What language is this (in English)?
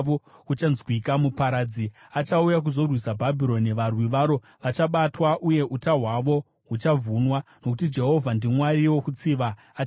Shona